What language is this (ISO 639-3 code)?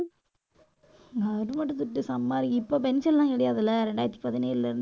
tam